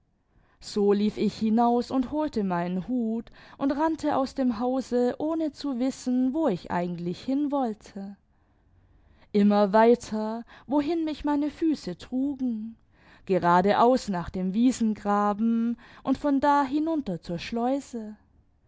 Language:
German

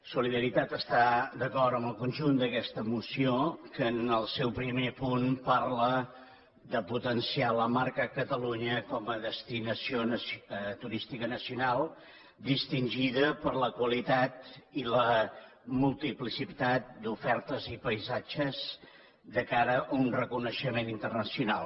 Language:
Catalan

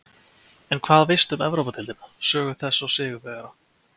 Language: Icelandic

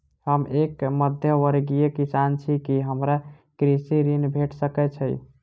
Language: Maithili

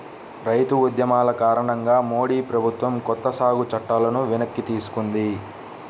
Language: Telugu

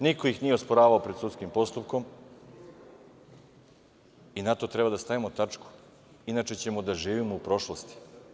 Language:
Serbian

